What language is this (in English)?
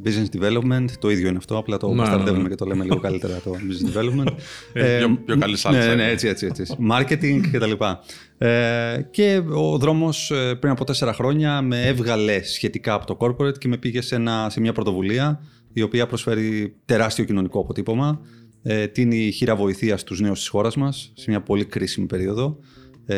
Greek